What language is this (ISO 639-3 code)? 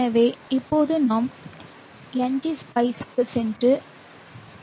tam